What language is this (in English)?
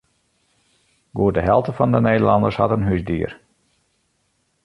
Western Frisian